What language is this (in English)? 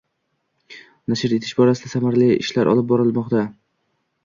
Uzbek